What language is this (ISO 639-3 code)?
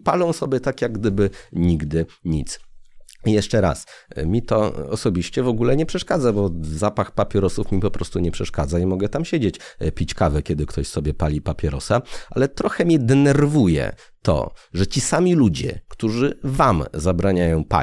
pol